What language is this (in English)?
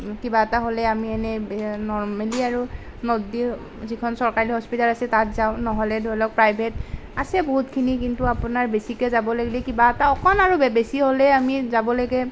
Assamese